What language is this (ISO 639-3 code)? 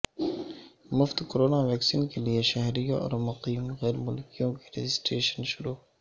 urd